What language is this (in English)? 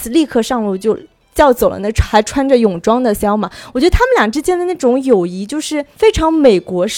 Chinese